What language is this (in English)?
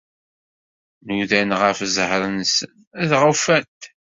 Kabyle